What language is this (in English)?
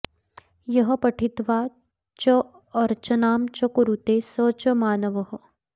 Sanskrit